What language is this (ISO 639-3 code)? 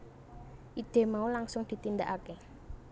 jav